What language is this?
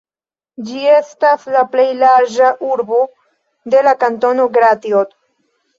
Esperanto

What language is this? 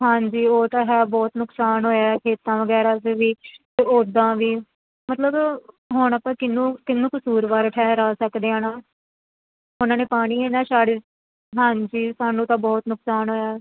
Punjabi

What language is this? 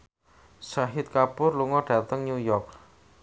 Javanese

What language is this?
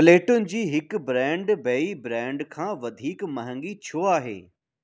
Sindhi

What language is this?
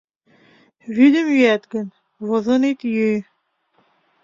Mari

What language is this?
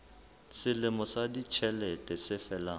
Southern Sotho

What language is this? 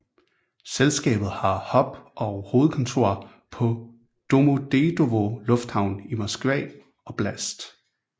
Danish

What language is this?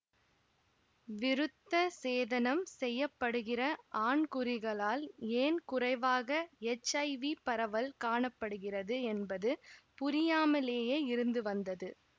Tamil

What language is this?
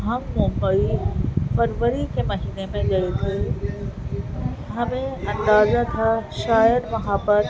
Urdu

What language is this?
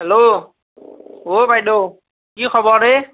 Assamese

